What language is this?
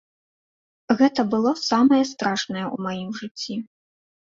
Belarusian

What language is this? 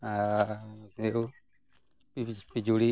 Santali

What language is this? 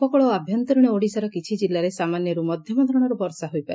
Odia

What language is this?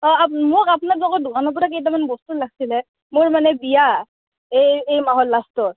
Assamese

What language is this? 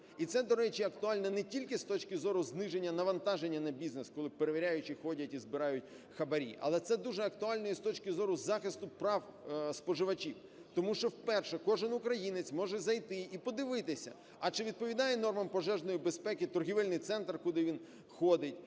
Ukrainian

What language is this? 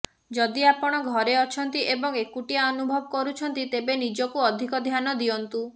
Odia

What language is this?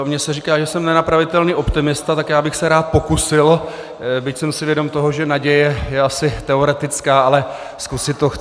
Czech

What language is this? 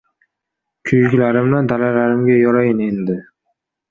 Uzbek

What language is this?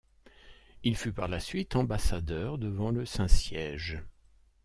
French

